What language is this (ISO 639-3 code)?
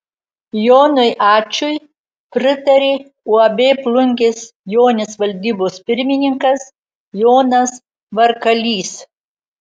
lit